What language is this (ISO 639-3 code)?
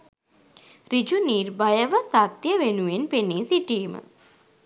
sin